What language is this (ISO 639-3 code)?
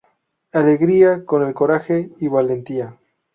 spa